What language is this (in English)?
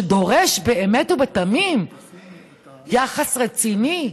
Hebrew